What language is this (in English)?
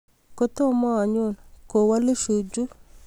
Kalenjin